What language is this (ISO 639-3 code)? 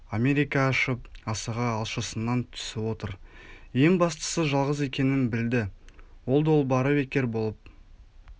kaz